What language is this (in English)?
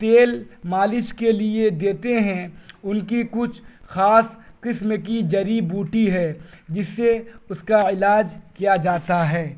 Urdu